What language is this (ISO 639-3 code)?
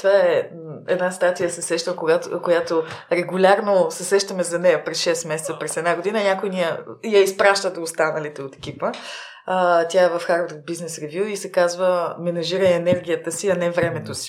bul